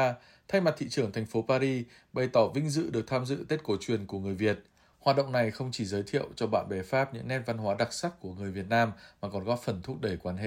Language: Vietnamese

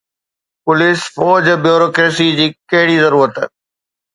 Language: Sindhi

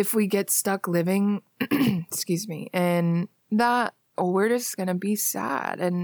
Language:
English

